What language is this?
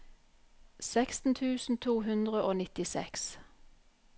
Norwegian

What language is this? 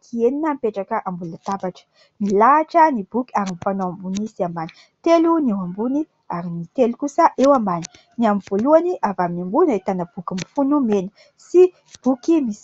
Malagasy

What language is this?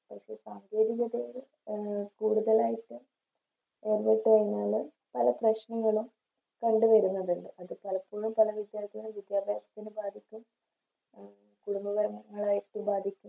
Malayalam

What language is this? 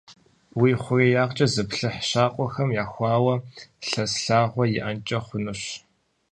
Kabardian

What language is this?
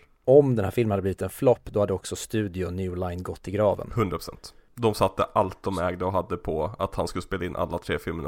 Swedish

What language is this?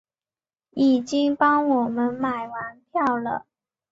Chinese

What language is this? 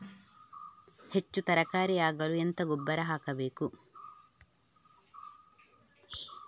Kannada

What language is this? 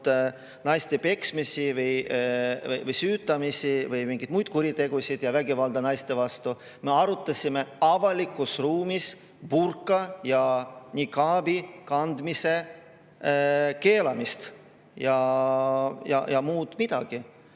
Estonian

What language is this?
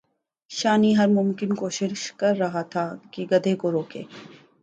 Urdu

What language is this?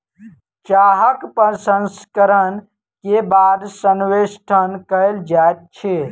Maithili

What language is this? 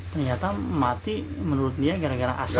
Indonesian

